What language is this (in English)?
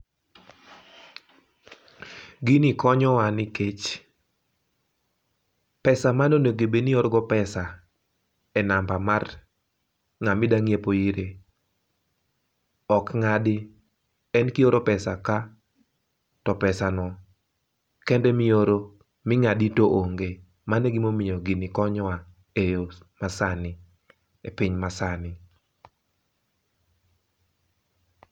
Luo (Kenya and Tanzania)